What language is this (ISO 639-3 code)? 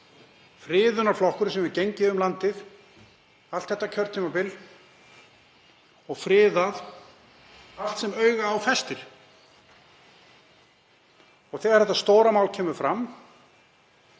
isl